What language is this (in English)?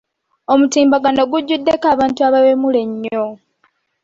Ganda